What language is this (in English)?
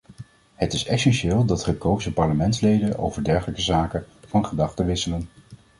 Dutch